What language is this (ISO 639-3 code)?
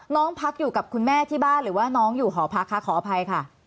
tha